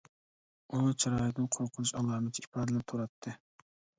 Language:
Uyghur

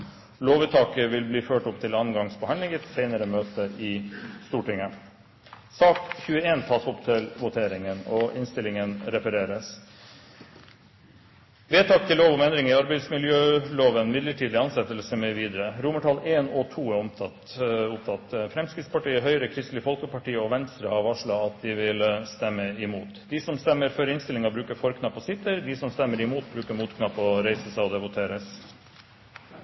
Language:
Norwegian Bokmål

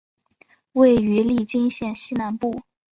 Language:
Chinese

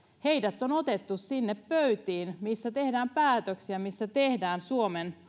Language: Finnish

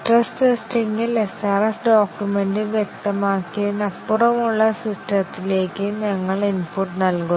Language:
Malayalam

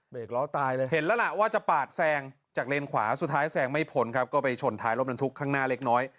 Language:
Thai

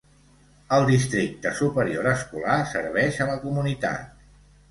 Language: Catalan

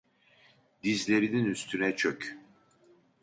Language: Turkish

